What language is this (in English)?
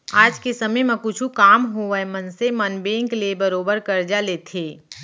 Chhattisgarhi